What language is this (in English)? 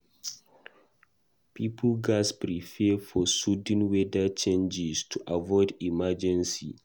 Nigerian Pidgin